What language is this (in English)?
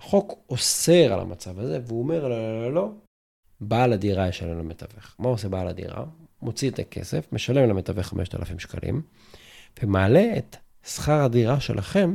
Hebrew